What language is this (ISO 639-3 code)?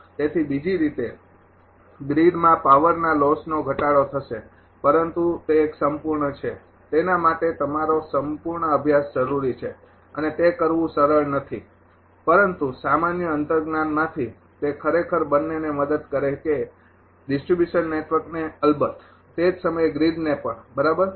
guj